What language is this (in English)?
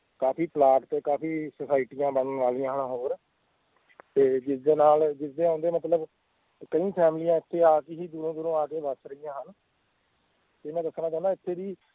Punjabi